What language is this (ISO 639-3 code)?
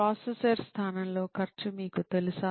tel